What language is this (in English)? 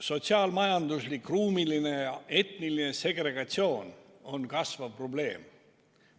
Estonian